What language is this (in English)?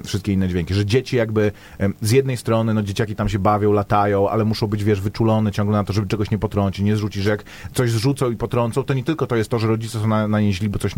Polish